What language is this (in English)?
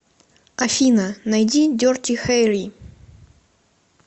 Russian